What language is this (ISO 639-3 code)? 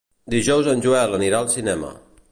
cat